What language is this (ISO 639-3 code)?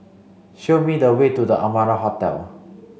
eng